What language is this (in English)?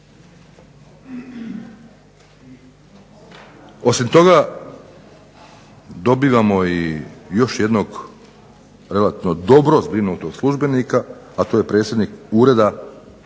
Croatian